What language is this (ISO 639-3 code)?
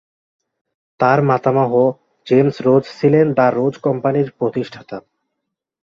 ben